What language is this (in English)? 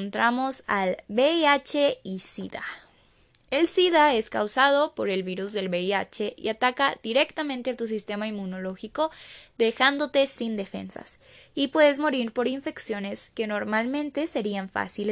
Spanish